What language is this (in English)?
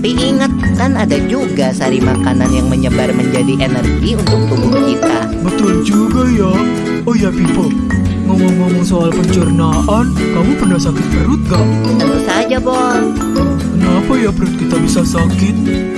Indonesian